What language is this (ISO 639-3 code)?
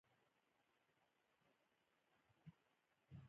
pus